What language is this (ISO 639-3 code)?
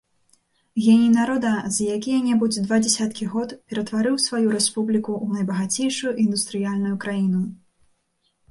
bel